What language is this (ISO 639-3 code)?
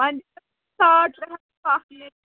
kas